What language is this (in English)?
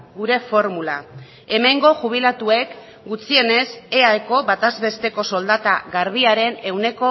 Basque